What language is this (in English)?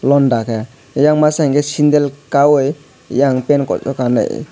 Kok Borok